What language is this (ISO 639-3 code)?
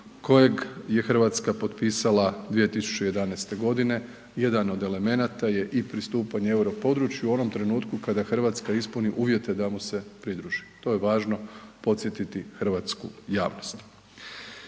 hrv